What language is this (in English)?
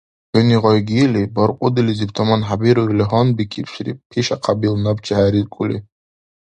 Dargwa